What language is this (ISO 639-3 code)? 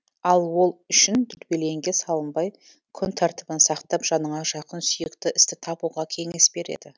kaz